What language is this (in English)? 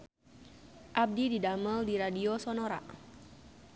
Sundanese